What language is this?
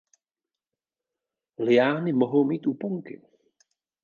Czech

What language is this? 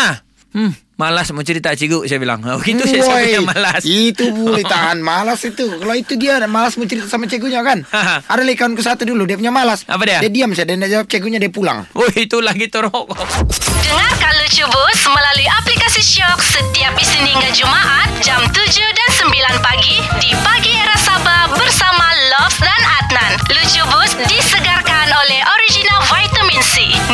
Malay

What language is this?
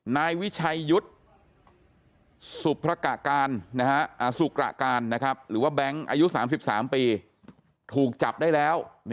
Thai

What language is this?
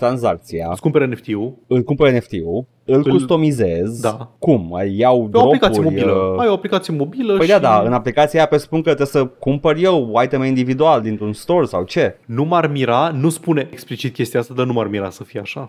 Romanian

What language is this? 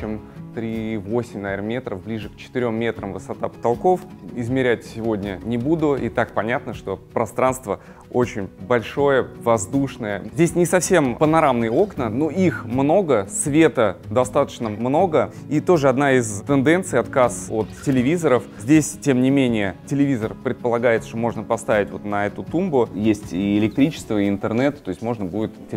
Russian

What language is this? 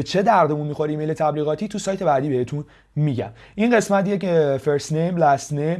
Persian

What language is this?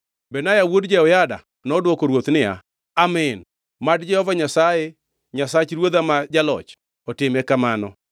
Luo (Kenya and Tanzania)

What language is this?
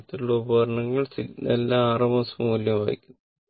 Malayalam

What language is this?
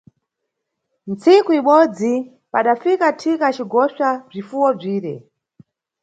Nyungwe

